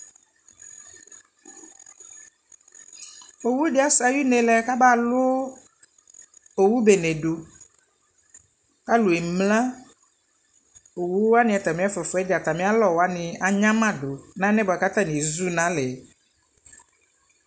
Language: Ikposo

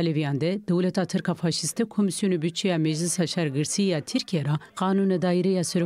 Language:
Turkish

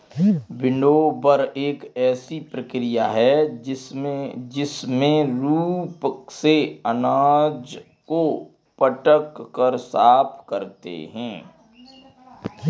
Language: Hindi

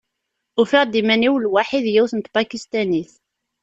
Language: Kabyle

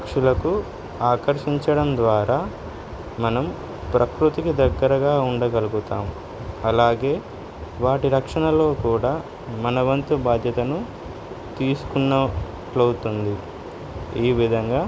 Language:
Telugu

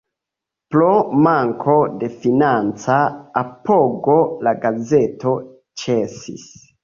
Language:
Esperanto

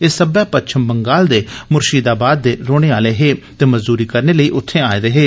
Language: Dogri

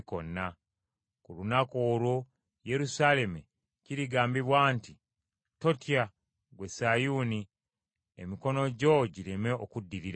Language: Ganda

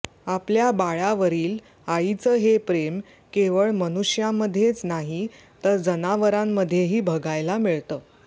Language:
Marathi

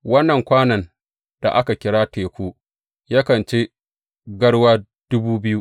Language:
Hausa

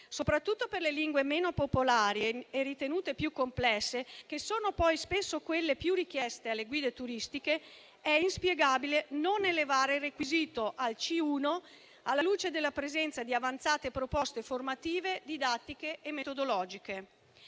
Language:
Italian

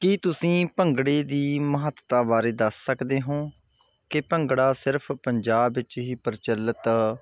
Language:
Punjabi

